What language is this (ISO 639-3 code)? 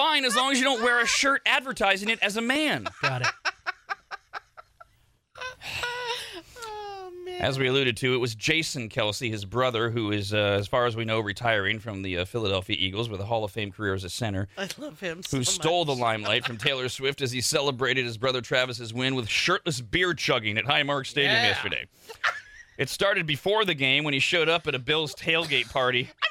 eng